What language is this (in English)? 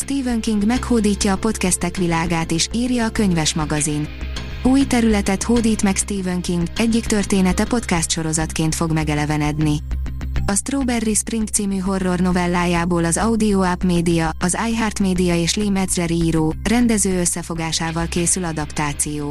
Hungarian